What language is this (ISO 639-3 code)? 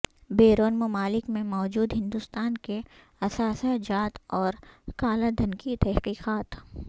urd